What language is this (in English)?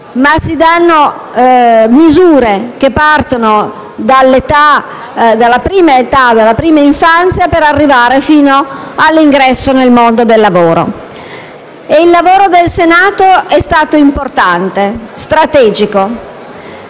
Italian